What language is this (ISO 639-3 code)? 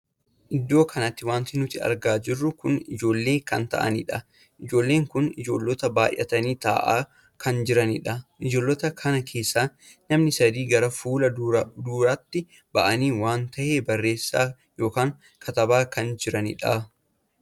orm